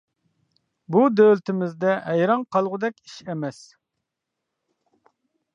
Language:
Uyghur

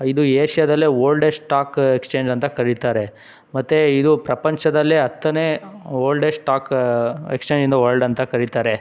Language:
Kannada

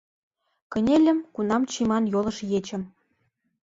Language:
Mari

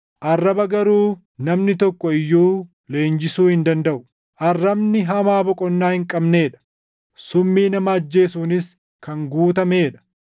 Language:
Oromo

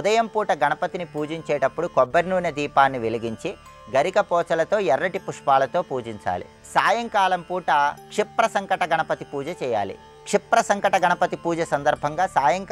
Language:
Telugu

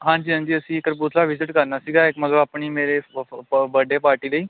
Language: Punjabi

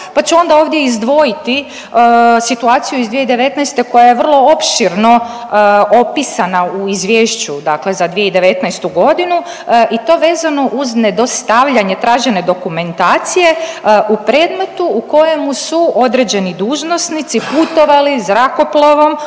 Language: Croatian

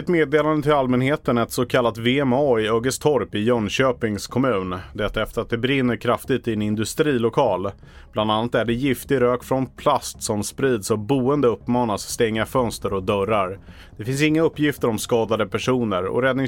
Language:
Swedish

